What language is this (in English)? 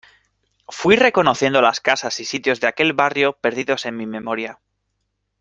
Spanish